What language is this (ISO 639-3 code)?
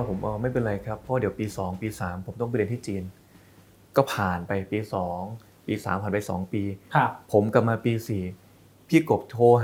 tha